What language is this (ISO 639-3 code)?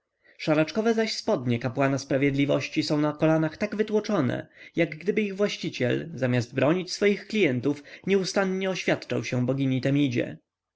pol